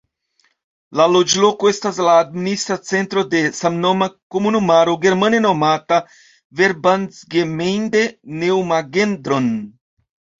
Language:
Esperanto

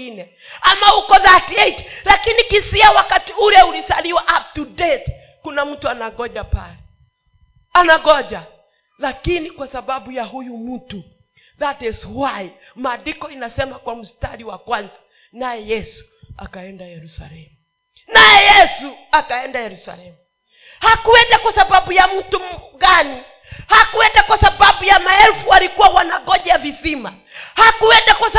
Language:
Swahili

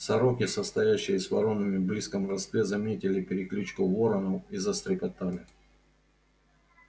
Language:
Russian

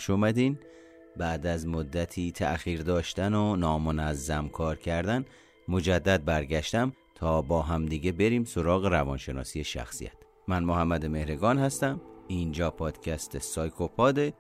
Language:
Persian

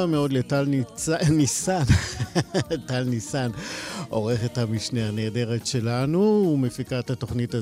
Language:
Hebrew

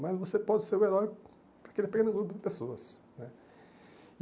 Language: Portuguese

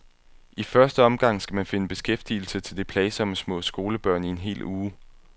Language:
Danish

